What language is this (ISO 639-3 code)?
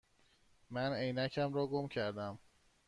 fas